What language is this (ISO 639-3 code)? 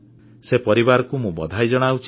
ori